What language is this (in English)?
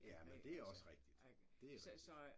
Danish